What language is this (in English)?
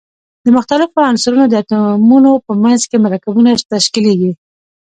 Pashto